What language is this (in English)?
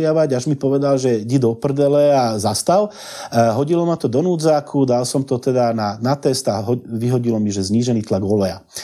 Slovak